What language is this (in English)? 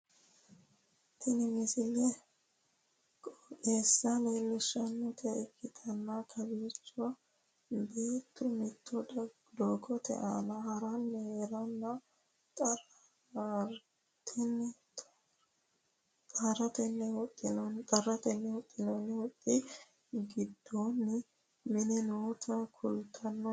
Sidamo